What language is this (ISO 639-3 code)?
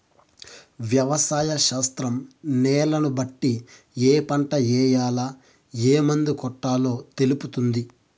tel